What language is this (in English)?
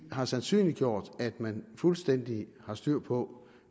Danish